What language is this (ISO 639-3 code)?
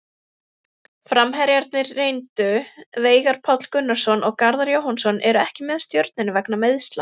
isl